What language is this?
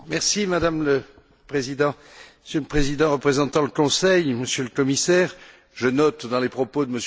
French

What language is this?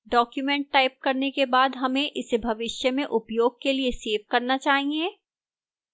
Hindi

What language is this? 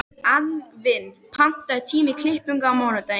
Icelandic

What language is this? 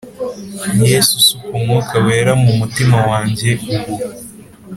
Kinyarwanda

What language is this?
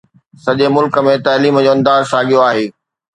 Sindhi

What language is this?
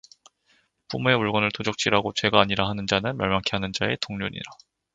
Korean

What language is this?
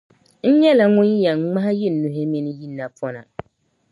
Dagbani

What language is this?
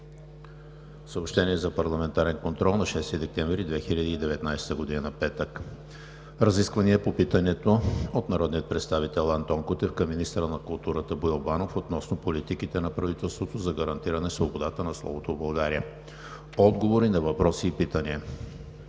Bulgarian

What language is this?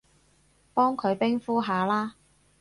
Cantonese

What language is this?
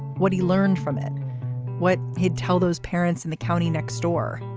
English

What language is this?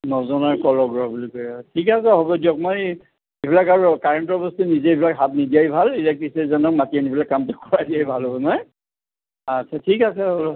Assamese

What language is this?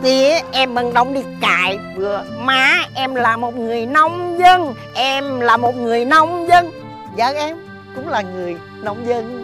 Vietnamese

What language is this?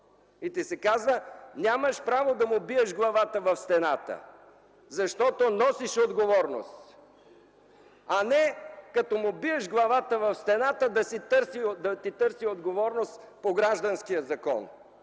Bulgarian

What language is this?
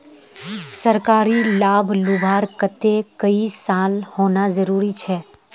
Magahi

